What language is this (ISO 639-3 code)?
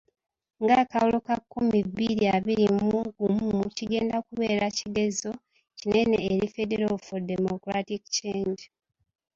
lug